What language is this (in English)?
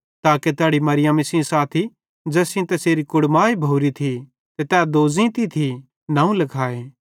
Bhadrawahi